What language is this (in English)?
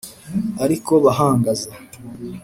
Kinyarwanda